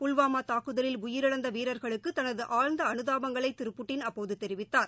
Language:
Tamil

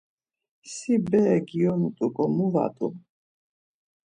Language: Laz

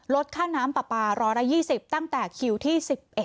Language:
Thai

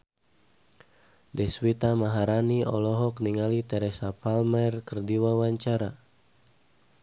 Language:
Sundanese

